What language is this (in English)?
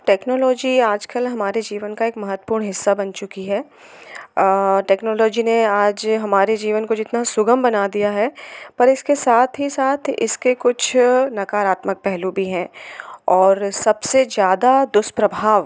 Hindi